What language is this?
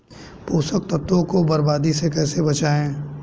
Hindi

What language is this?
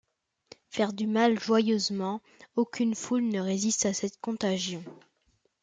French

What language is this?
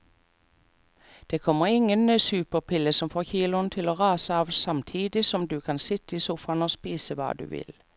Norwegian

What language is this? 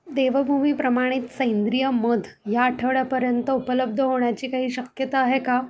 Marathi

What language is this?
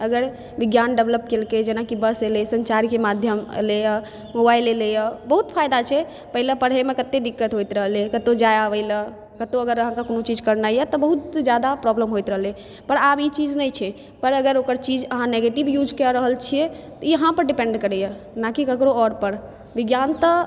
Maithili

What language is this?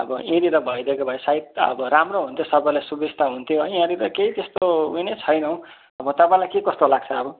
Nepali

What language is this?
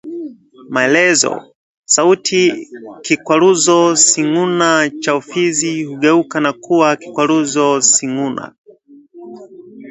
Swahili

